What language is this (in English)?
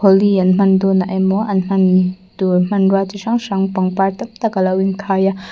Mizo